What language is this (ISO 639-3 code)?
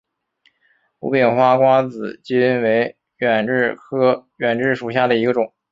zho